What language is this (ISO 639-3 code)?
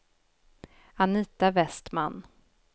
swe